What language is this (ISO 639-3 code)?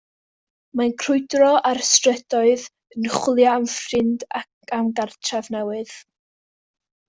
cym